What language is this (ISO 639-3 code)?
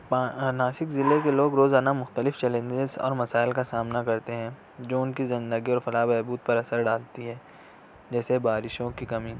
urd